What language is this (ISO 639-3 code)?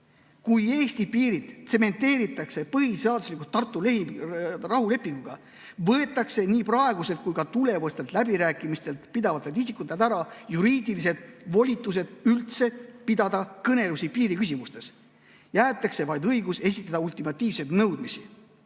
est